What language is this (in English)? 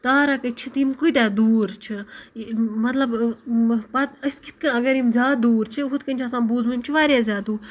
Kashmiri